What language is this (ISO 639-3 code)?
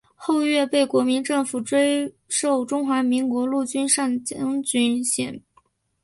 zho